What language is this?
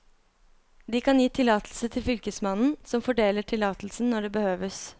Norwegian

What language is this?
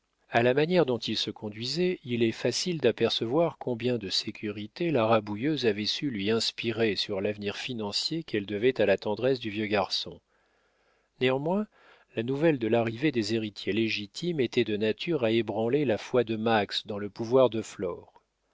French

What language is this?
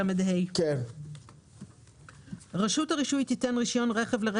Hebrew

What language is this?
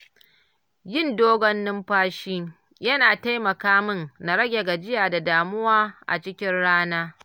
Hausa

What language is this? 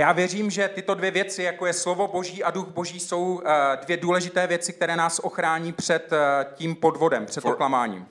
Czech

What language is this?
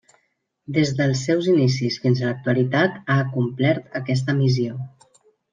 Catalan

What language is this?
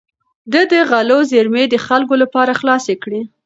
Pashto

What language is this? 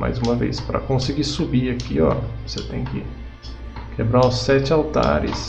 Portuguese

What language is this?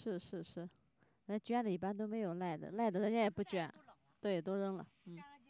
Chinese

